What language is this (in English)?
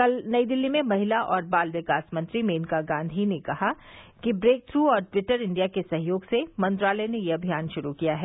Hindi